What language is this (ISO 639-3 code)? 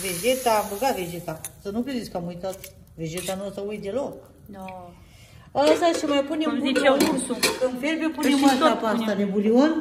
ron